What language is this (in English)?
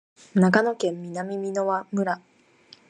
Japanese